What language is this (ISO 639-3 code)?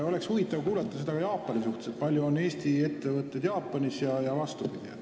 est